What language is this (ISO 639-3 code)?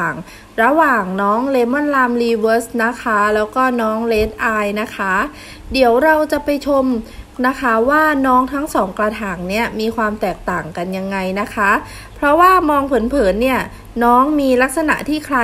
tha